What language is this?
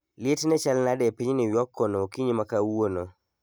Luo (Kenya and Tanzania)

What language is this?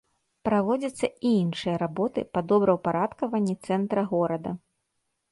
Belarusian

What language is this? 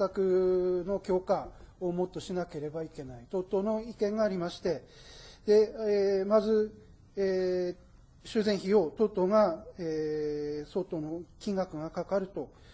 Japanese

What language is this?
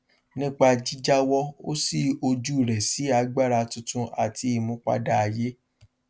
Yoruba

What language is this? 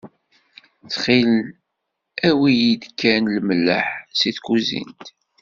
Kabyle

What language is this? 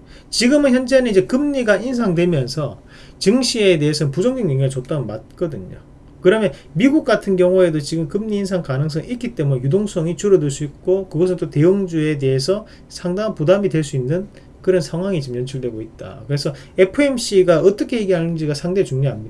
Korean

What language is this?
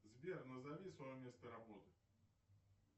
Russian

